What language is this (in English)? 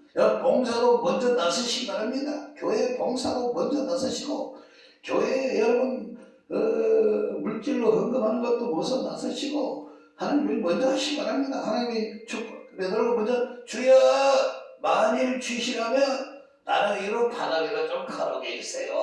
Korean